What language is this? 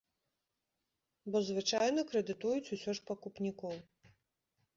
Belarusian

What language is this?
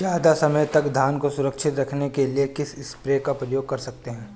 Hindi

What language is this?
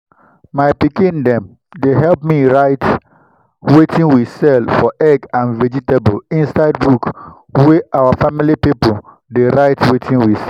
Nigerian Pidgin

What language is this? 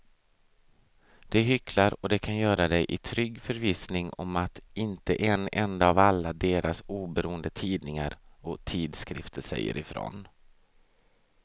Swedish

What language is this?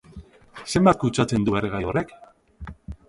Basque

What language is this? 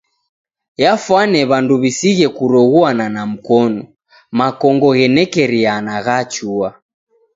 Taita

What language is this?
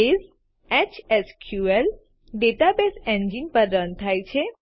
Gujarati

